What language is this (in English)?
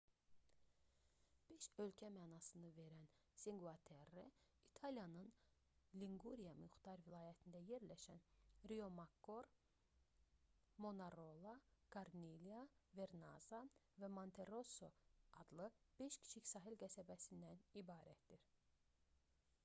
Azerbaijani